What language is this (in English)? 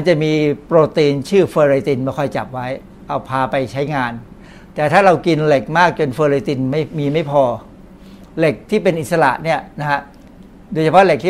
Thai